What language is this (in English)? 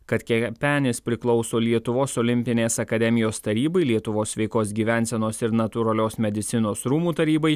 Lithuanian